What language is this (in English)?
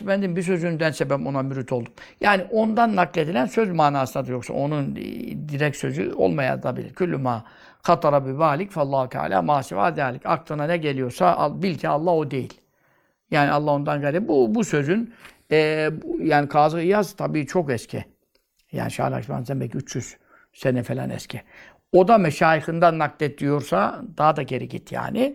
Turkish